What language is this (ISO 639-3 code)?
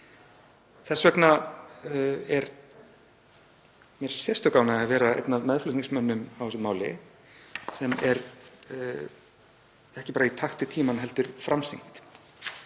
isl